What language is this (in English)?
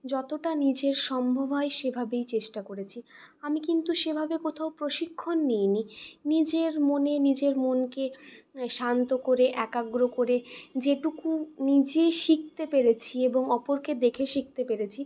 Bangla